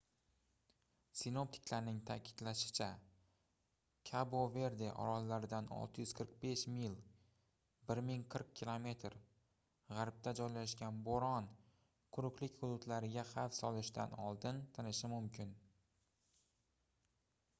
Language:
Uzbek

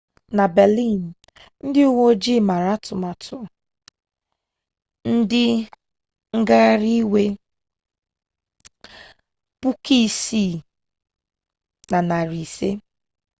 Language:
Igbo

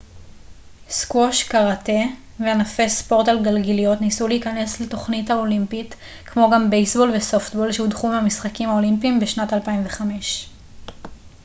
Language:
Hebrew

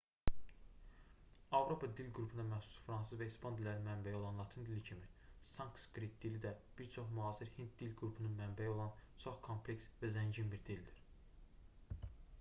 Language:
Azerbaijani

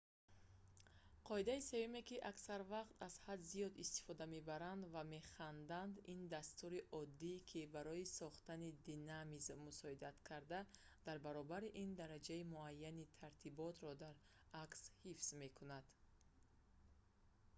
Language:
Tajik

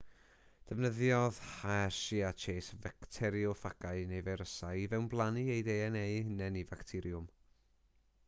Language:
Welsh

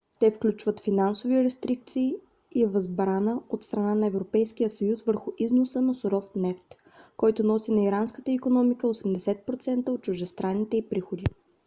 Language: Bulgarian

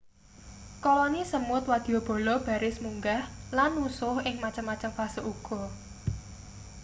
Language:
Javanese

